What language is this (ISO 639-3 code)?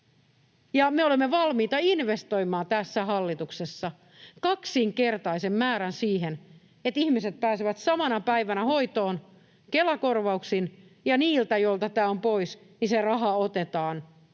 fin